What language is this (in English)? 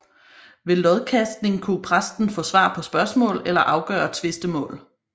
Danish